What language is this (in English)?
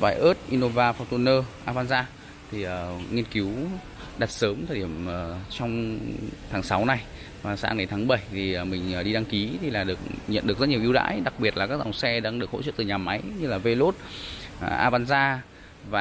Vietnamese